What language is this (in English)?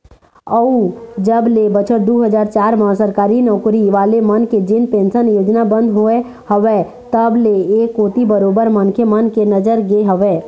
Chhattisgarhi